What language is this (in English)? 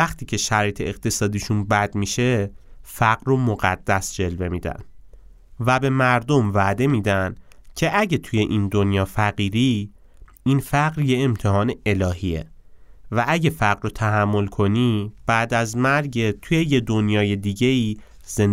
Persian